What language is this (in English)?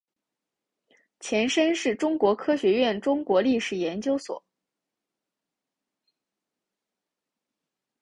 Chinese